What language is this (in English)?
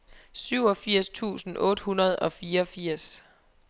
Danish